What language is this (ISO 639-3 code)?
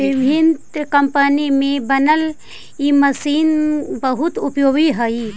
mag